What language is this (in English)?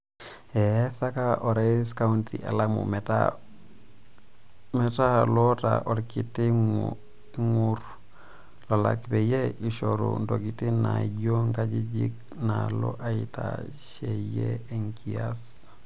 Masai